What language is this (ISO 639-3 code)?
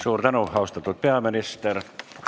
est